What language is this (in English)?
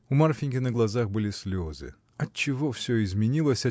Russian